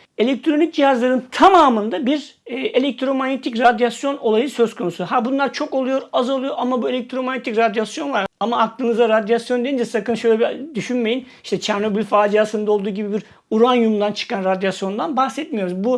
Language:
Turkish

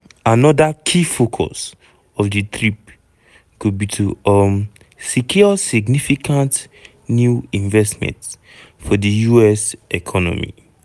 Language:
Nigerian Pidgin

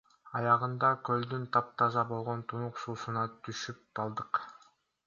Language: Kyrgyz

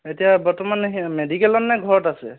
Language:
Assamese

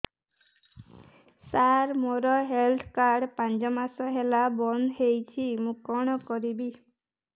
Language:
Odia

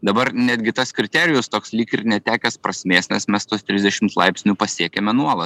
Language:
Lithuanian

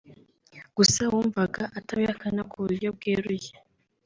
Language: Kinyarwanda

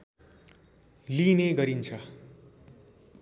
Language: Nepali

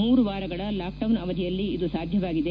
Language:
Kannada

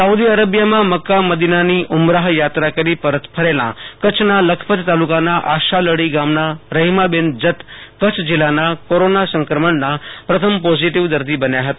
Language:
Gujarati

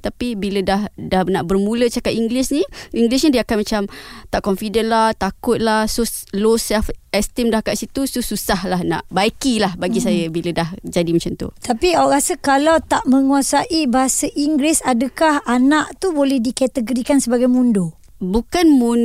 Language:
Malay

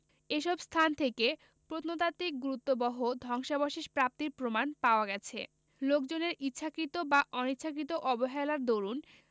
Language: Bangla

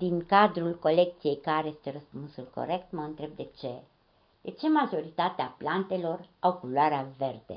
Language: Romanian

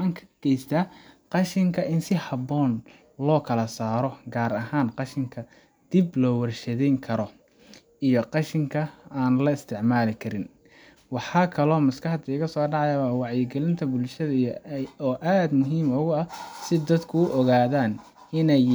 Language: Somali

